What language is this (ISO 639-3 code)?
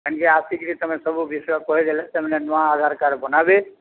ori